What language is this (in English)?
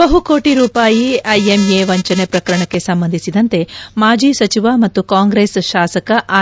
Kannada